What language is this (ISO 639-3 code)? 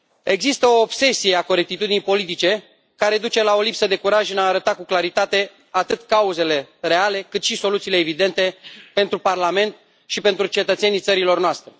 ron